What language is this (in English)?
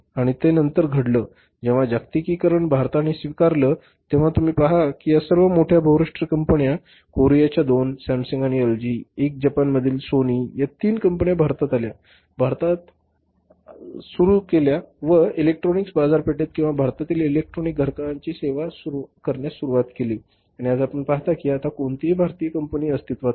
Marathi